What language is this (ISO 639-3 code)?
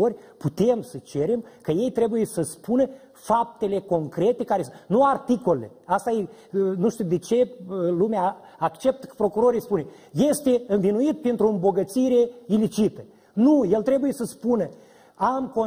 ron